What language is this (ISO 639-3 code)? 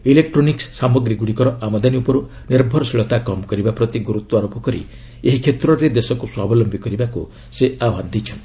ori